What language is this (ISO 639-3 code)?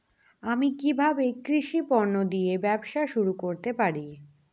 ben